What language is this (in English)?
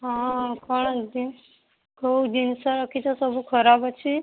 Odia